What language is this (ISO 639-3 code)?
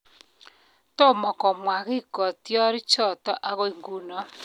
kln